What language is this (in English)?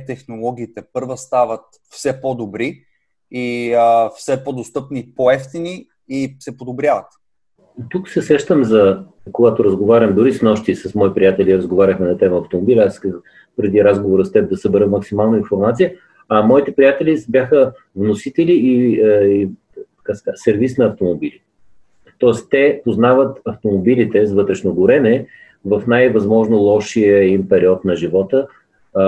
Bulgarian